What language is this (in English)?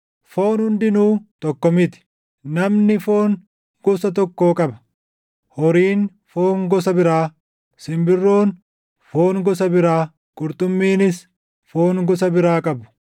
Oromo